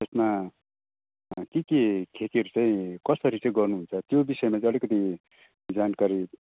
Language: Nepali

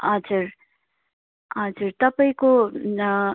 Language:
Nepali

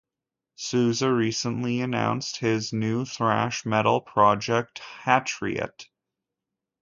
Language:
English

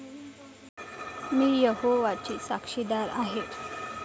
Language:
Marathi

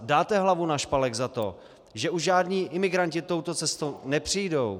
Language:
Czech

